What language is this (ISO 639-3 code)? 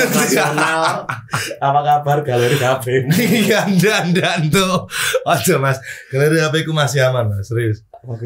ind